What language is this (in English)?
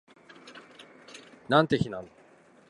Japanese